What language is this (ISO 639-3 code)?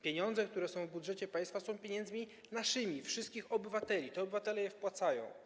pol